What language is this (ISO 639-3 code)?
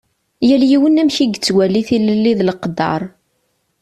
kab